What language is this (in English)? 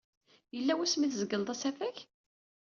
Kabyle